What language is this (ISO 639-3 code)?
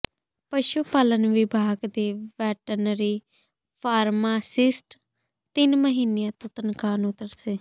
pan